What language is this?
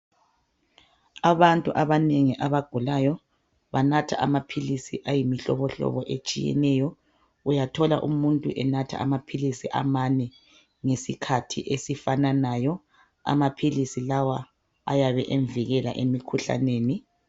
North Ndebele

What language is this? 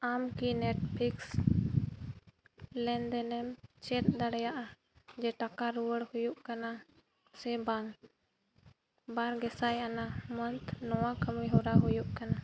Santali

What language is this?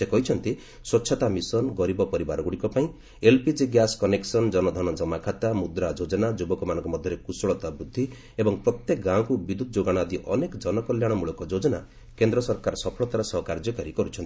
Odia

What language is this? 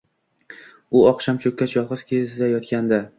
Uzbek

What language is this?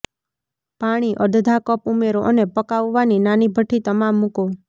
Gujarati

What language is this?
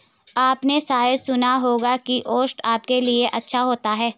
Hindi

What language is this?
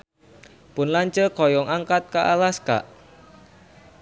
Sundanese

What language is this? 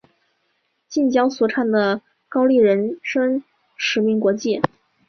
Chinese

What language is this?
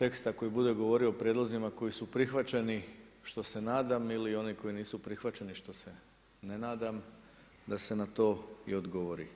Croatian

